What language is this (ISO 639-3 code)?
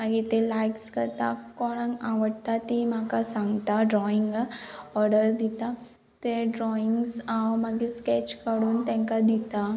kok